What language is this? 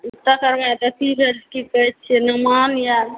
Maithili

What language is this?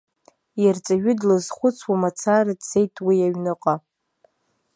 Abkhazian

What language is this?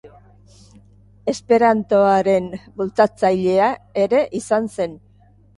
Basque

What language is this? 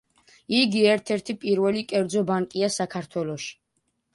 Georgian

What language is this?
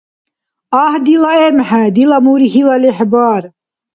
Dargwa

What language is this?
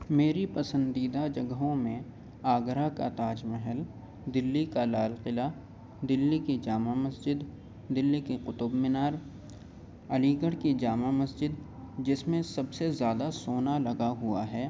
Urdu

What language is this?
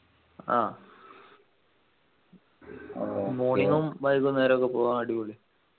Malayalam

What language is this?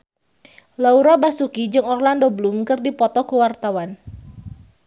Sundanese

